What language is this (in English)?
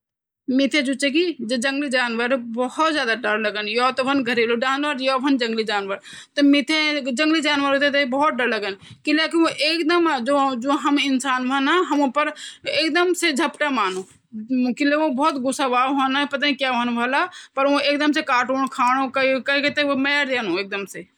Garhwali